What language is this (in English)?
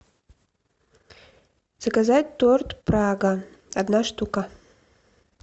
Russian